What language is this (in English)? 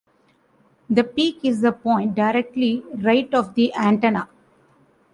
English